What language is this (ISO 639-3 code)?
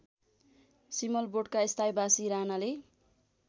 nep